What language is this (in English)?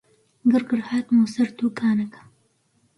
Central Kurdish